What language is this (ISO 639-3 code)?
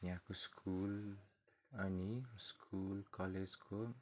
nep